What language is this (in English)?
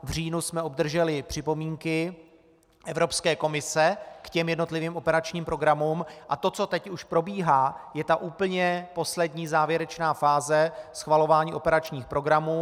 Czech